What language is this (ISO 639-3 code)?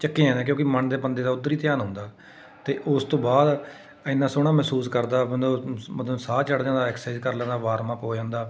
pan